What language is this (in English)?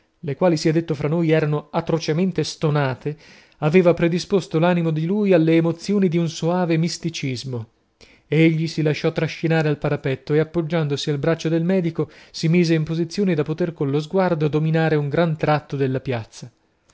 Italian